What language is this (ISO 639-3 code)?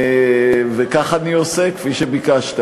heb